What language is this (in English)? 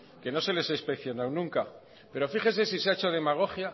Spanish